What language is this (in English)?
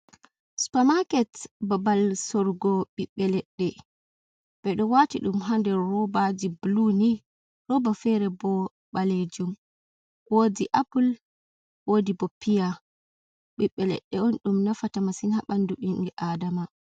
Fula